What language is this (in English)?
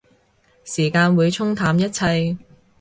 Cantonese